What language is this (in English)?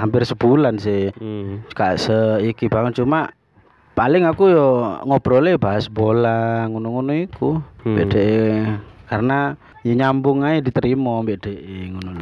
Indonesian